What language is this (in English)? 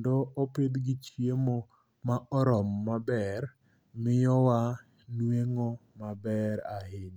Luo (Kenya and Tanzania)